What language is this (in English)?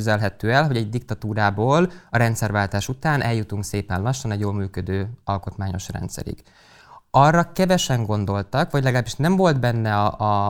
Hungarian